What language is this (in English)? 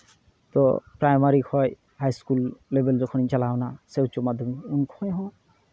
Santali